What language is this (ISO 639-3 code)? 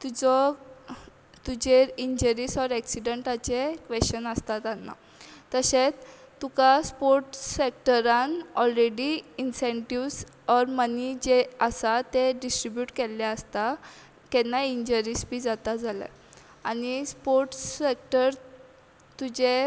kok